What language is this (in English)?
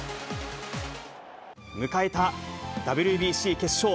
Japanese